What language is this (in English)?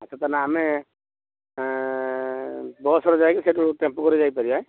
Odia